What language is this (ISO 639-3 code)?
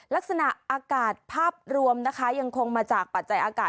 tha